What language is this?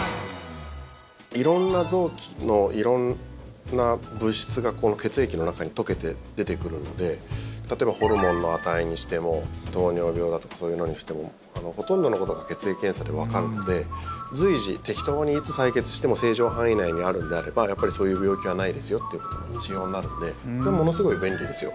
Japanese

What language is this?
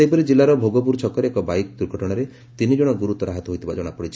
Odia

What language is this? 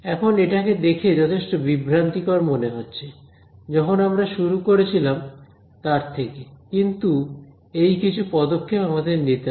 Bangla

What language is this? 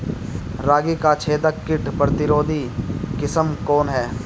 Bhojpuri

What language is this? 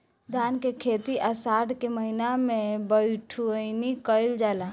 Bhojpuri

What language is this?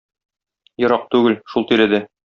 Tatar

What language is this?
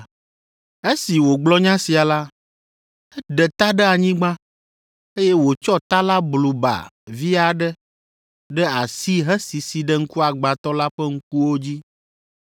Ewe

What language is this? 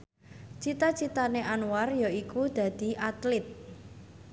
Javanese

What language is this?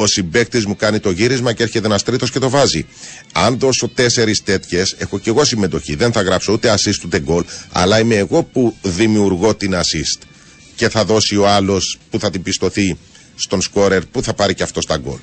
Greek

